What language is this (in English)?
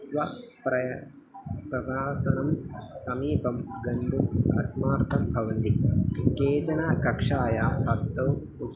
Sanskrit